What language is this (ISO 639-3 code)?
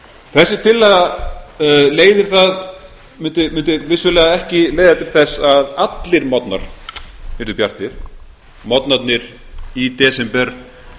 isl